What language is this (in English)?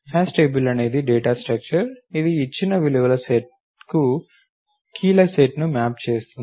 Telugu